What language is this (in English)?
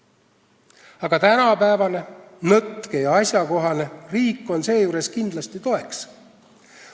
Estonian